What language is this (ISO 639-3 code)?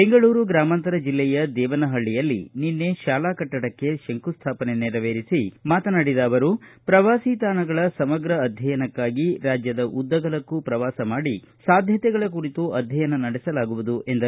kan